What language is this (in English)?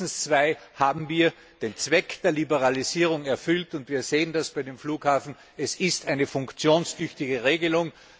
German